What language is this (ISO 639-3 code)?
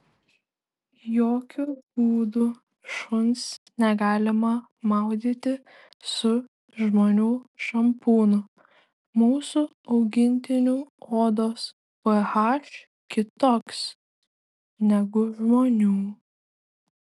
lit